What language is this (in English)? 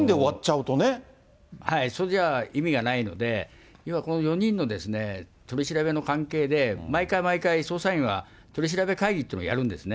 Japanese